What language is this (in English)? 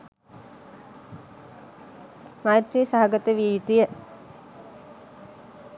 Sinhala